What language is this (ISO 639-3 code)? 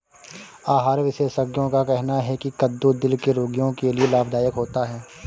hin